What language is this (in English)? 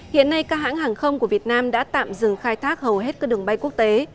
Vietnamese